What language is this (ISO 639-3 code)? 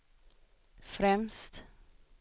swe